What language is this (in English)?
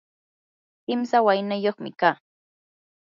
Yanahuanca Pasco Quechua